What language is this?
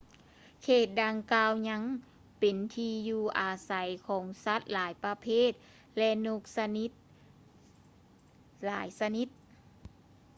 Lao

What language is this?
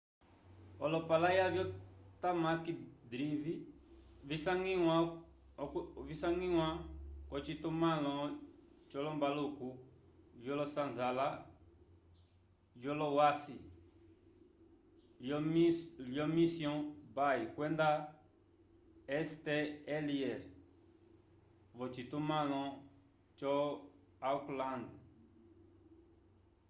Umbundu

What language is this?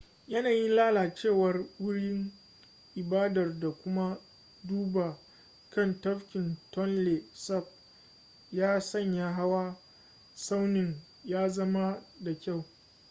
Hausa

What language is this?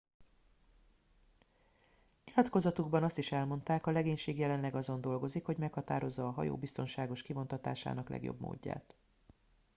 Hungarian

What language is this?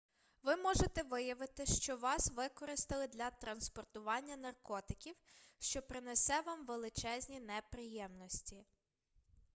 Ukrainian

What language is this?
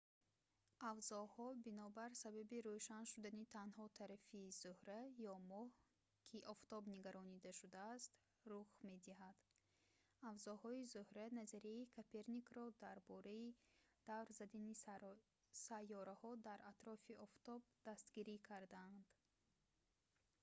Tajik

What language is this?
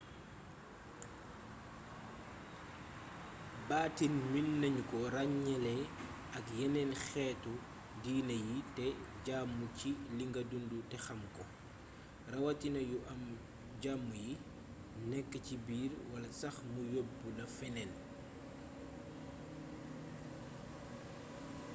Wolof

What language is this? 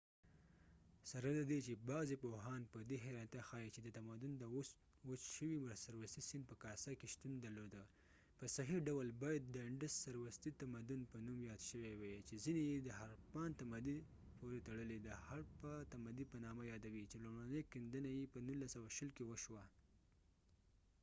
Pashto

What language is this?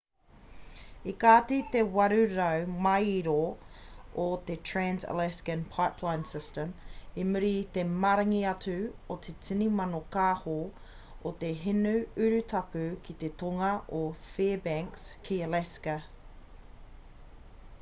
Māori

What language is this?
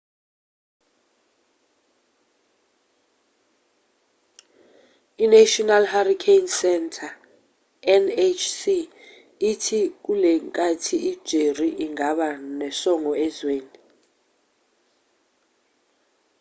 Zulu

